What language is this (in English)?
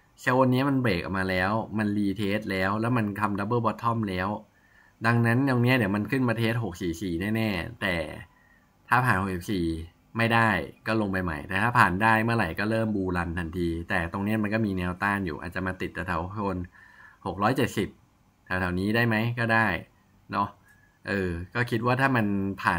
Thai